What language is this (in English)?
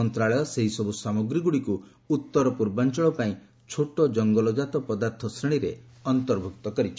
Odia